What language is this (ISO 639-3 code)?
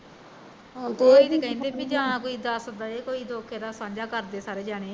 pan